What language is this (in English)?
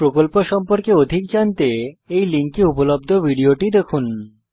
Bangla